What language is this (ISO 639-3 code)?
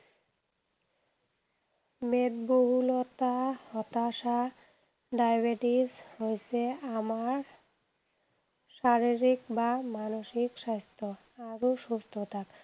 asm